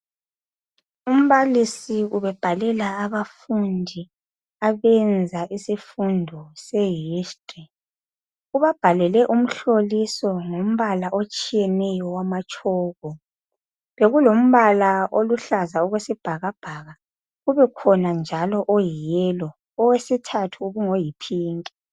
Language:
North Ndebele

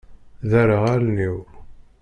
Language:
Kabyle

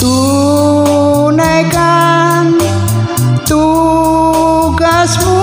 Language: Indonesian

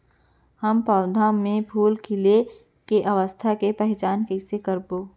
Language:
Chhattisgarhi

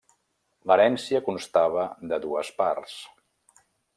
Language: Catalan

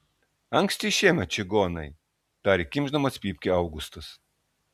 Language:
Lithuanian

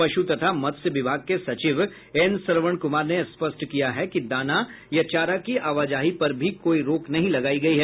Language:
Hindi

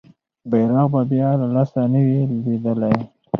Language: Pashto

